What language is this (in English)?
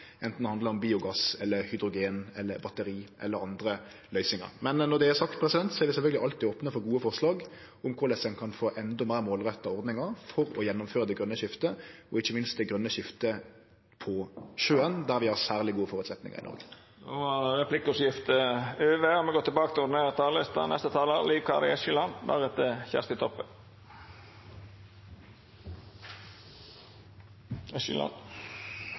Norwegian Nynorsk